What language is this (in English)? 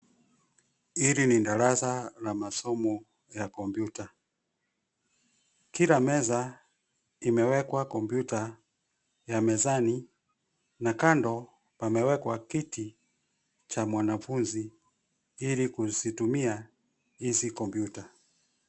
Swahili